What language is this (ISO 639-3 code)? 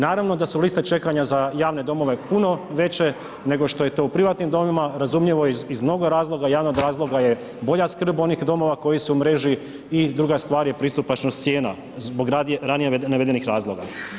hrv